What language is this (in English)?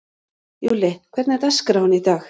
Icelandic